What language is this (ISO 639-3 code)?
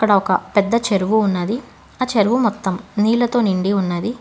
tel